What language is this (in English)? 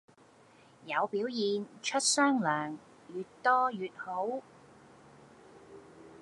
Cantonese